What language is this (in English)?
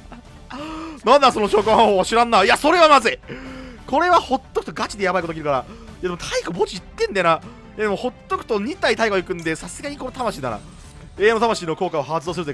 Japanese